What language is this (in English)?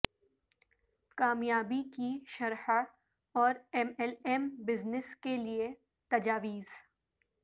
Urdu